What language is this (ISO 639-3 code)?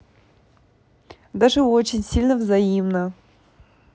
rus